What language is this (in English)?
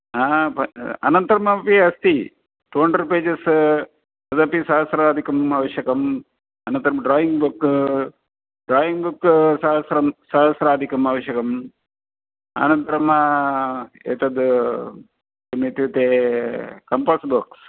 Sanskrit